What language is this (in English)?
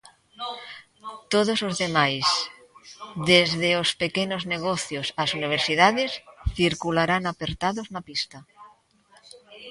Galician